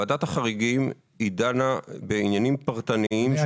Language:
Hebrew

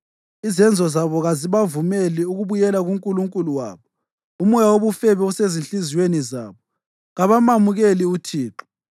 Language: North Ndebele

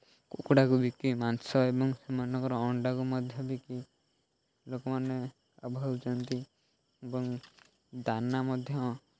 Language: Odia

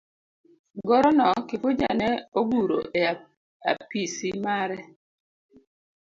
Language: Luo (Kenya and Tanzania)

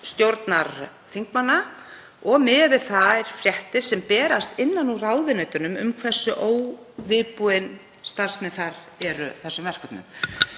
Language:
Icelandic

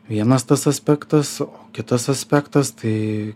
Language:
Lithuanian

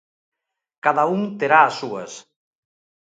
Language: Galician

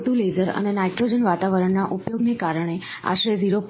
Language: Gujarati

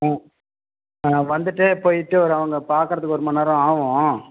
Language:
Tamil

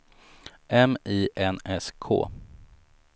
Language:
Swedish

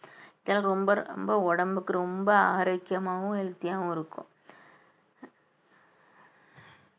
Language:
Tamil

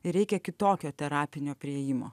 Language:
Lithuanian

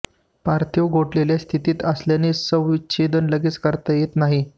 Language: Marathi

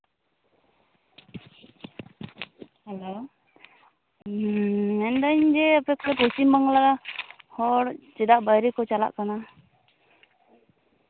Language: Santali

